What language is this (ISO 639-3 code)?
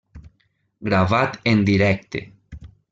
cat